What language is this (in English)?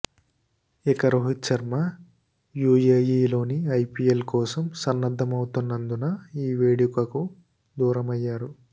Telugu